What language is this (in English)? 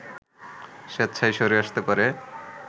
Bangla